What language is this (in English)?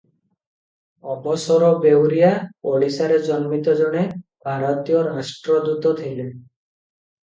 Odia